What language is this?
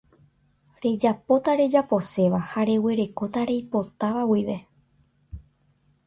Guarani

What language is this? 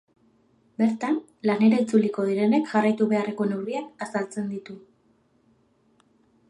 Basque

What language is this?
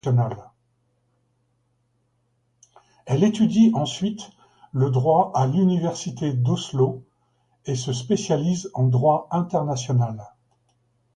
French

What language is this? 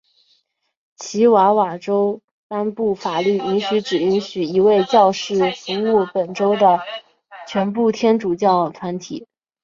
Chinese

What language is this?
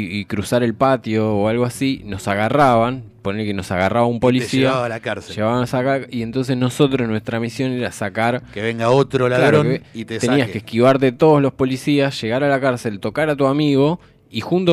Spanish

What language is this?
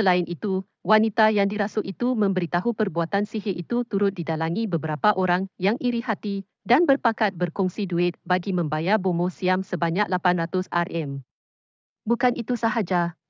Malay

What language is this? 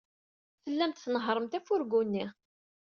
Kabyle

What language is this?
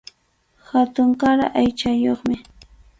Arequipa-La Unión Quechua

